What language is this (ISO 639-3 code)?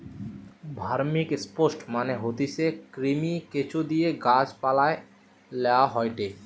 ben